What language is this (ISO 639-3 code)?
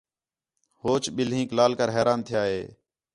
xhe